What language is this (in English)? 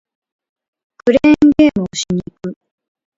Japanese